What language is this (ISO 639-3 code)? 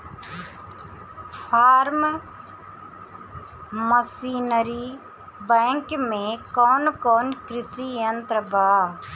bho